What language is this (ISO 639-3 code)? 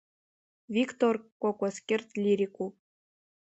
abk